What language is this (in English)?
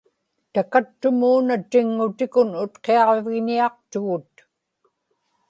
Inupiaq